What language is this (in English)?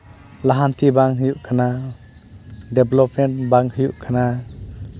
Santali